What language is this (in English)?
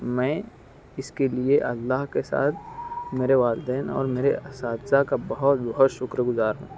Urdu